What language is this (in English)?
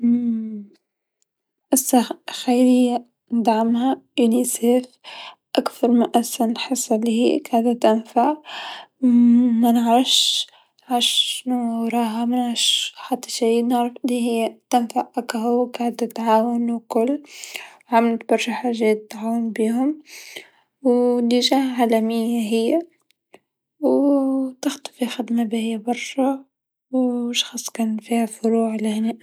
Tunisian Arabic